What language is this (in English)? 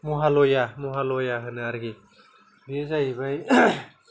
Bodo